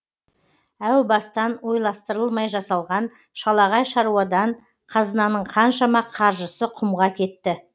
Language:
Kazakh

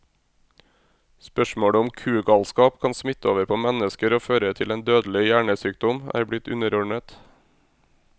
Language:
Norwegian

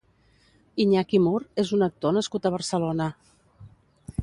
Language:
Catalan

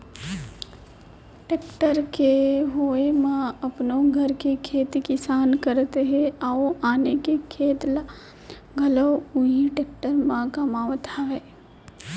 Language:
Chhattisgarhi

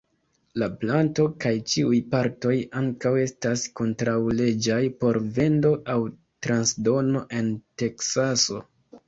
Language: Esperanto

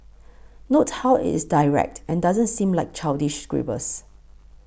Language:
English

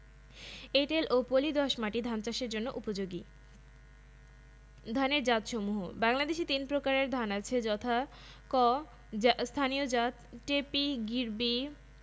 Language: Bangla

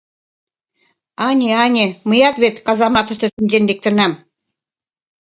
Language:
Mari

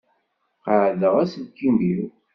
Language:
Kabyle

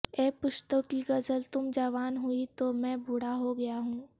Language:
Urdu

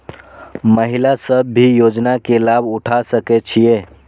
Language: Maithili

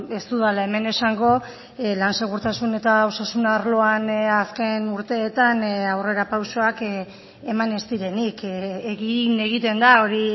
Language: Basque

